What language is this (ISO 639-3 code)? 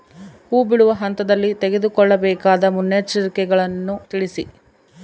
kan